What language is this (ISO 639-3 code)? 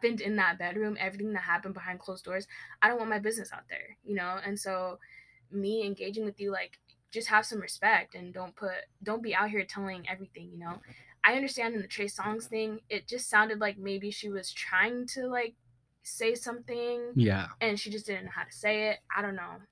eng